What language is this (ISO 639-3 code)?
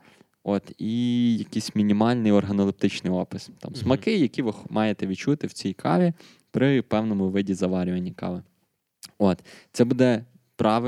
ukr